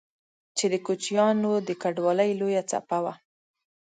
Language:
Pashto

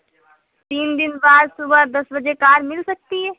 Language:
Urdu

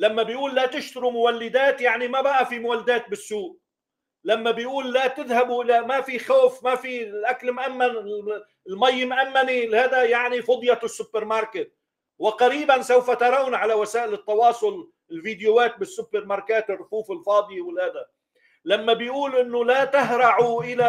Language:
Arabic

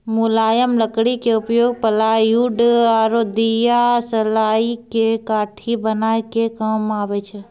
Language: Maithili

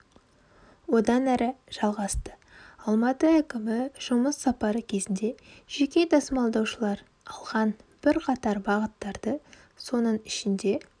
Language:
Kazakh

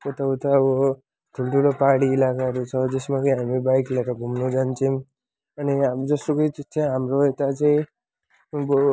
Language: Nepali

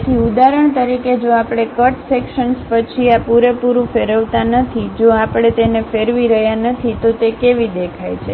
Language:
Gujarati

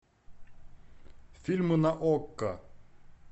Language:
Russian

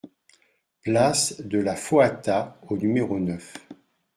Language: French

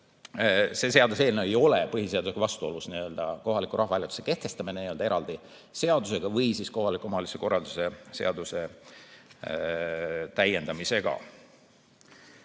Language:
Estonian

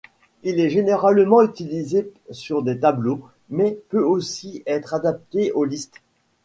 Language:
French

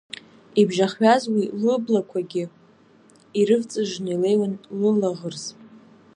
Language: Abkhazian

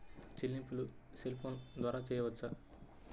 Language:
Telugu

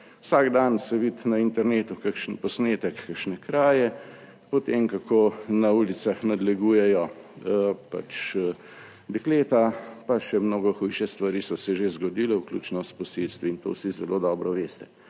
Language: Slovenian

